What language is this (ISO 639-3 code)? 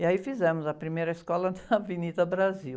por